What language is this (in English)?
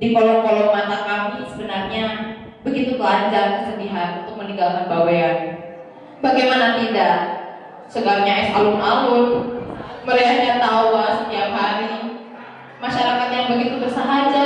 Indonesian